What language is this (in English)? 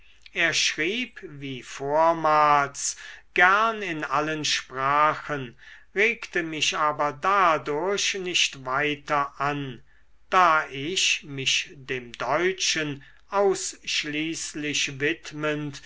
German